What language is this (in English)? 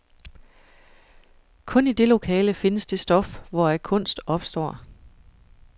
Danish